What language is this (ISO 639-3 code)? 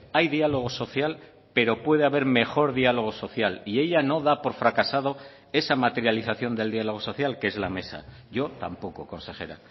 spa